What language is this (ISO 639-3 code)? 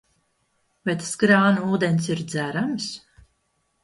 lav